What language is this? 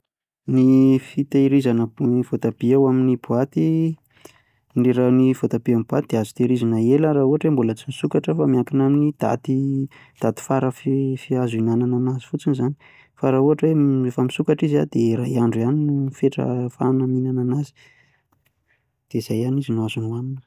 Malagasy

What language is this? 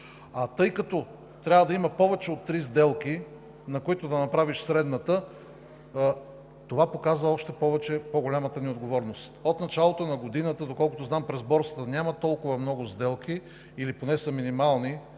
Bulgarian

